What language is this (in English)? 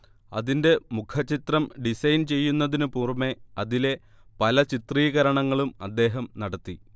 Malayalam